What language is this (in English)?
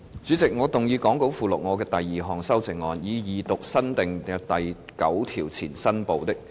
Cantonese